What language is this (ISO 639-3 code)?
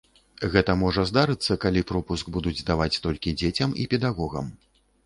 bel